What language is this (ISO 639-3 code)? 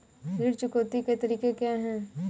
hin